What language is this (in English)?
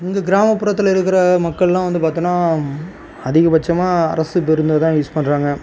Tamil